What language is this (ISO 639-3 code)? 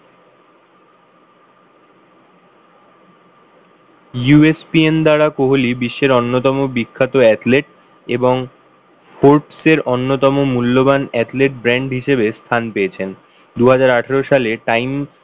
ben